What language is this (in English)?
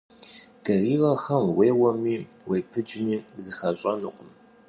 Kabardian